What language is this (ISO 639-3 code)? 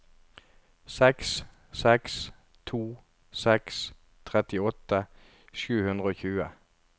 nor